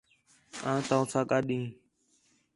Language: Khetrani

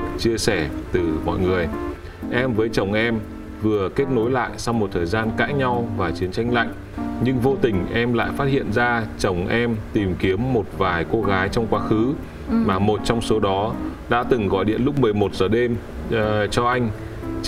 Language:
Vietnamese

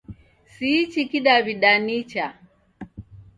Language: Taita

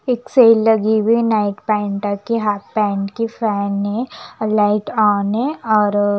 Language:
Hindi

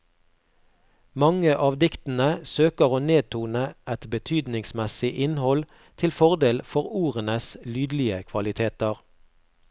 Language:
Norwegian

